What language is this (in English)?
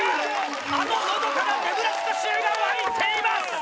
Japanese